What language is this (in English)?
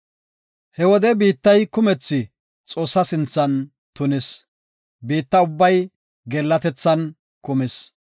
Gofa